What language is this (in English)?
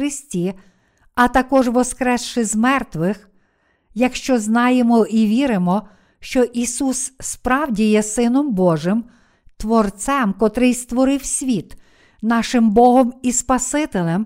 Ukrainian